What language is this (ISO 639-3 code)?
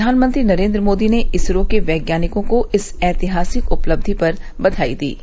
hin